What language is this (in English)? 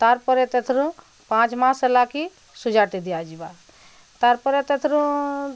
Odia